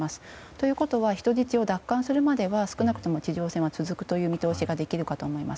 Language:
Japanese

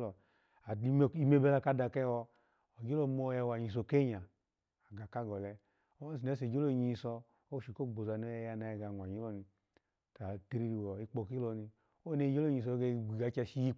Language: Alago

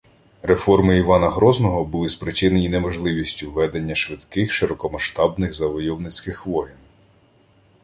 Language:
Ukrainian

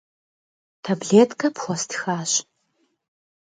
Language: Kabardian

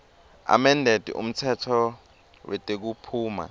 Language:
Swati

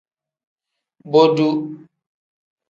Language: Tem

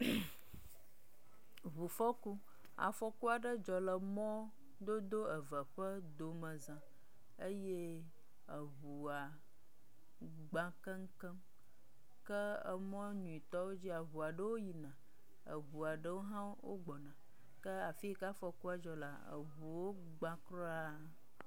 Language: Ewe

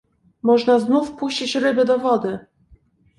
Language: Polish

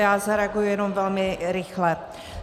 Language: Czech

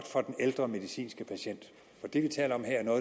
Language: Danish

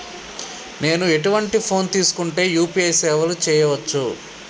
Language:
Telugu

